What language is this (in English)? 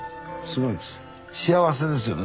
Japanese